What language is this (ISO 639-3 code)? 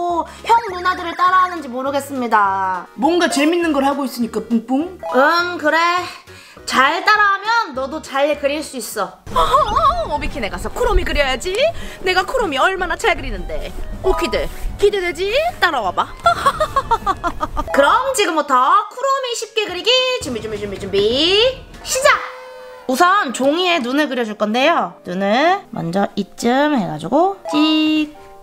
kor